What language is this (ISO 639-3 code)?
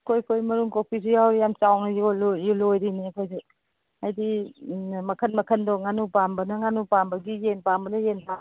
mni